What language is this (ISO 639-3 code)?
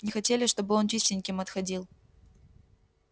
rus